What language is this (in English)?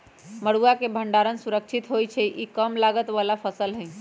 Magahi